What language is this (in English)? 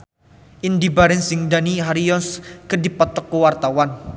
Sundanese